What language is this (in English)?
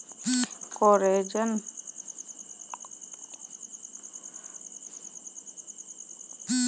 Maithili